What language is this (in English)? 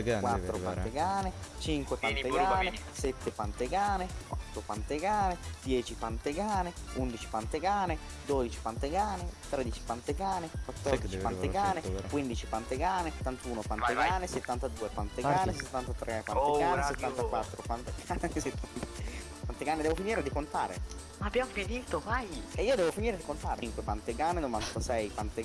Italian